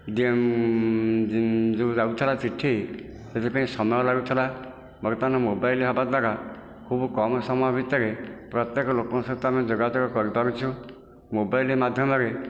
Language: Odia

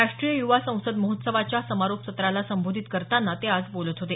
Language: Marathi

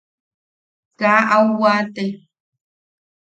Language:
Yaqui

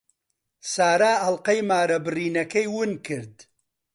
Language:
Central Kurdish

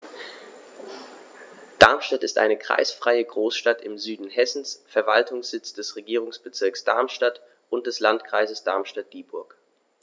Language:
German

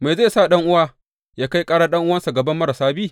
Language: Hausa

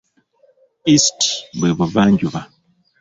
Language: Ganda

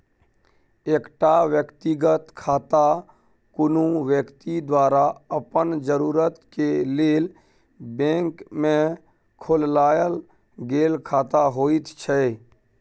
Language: Maithili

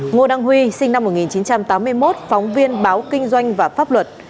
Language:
Vietnamese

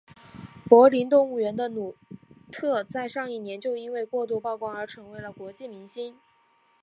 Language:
Chinese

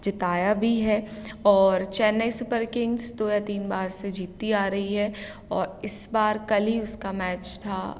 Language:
Hindi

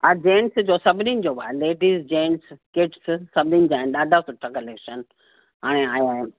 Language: Sindhi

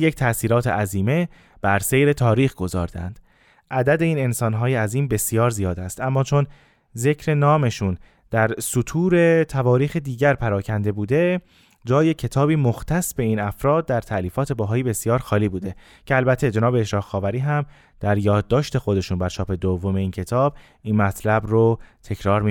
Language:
Persian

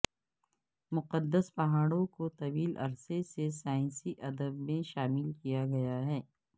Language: Urdu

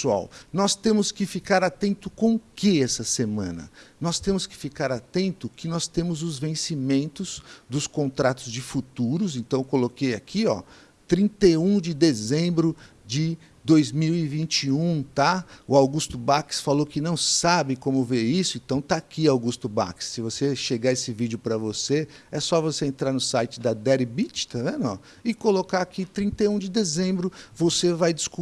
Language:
Portuguese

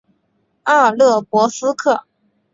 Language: Chinese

